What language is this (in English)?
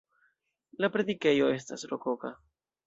Esperanto